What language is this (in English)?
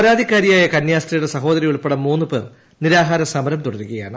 Malayalam